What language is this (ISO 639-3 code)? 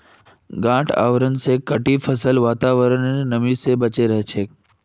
mag